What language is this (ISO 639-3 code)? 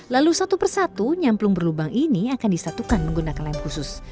ind